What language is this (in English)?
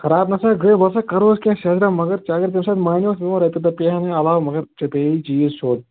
Kashmiri